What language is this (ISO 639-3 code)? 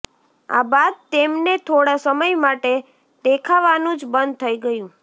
guj